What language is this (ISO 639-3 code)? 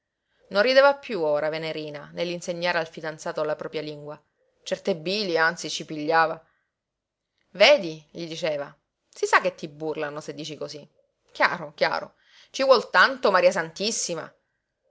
ita